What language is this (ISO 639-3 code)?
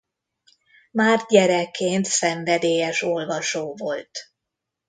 hun